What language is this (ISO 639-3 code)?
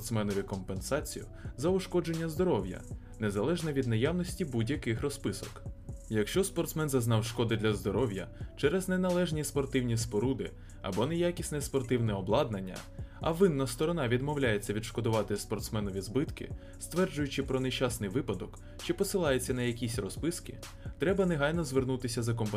ukr